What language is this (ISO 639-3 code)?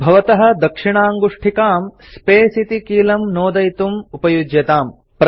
san